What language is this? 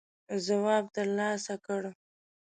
Pashto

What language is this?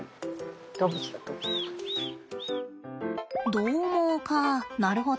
Japanese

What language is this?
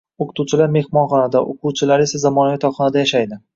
Uzbek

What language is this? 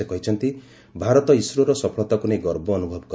Odia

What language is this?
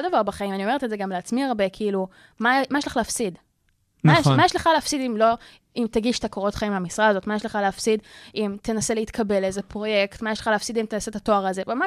Hebrew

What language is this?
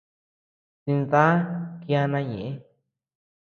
Tepeuxila Cuicatec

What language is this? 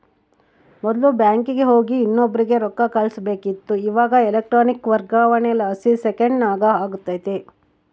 Kannada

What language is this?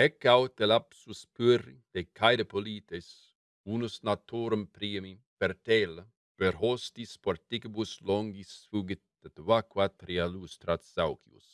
Latin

